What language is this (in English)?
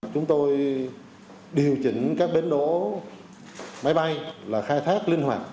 Vietnamese